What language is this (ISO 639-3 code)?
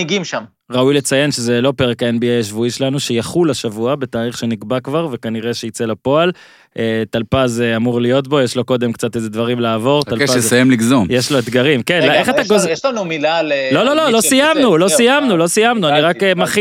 heb